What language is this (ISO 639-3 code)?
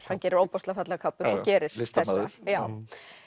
isl